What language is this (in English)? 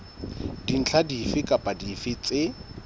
Southern Sotho